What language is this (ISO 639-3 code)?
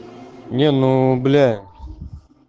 rus